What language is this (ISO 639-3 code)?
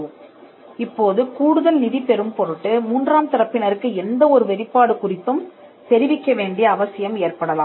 tam